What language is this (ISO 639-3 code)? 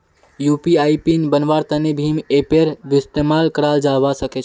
mag